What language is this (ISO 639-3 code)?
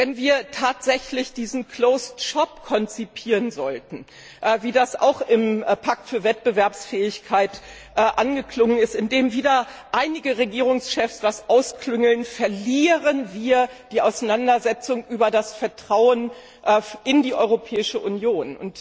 deu